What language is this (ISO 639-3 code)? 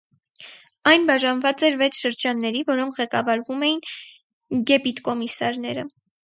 hye